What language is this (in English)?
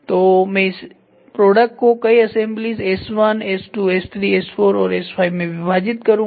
Hindi